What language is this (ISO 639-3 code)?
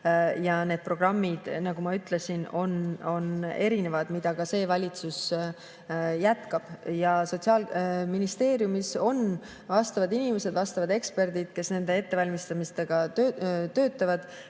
est